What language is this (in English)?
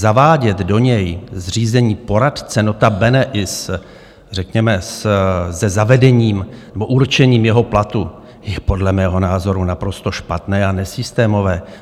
Czech